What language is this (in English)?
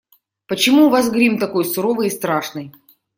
Russian